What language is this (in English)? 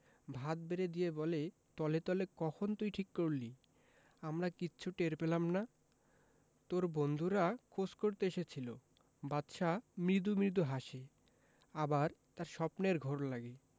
Bangla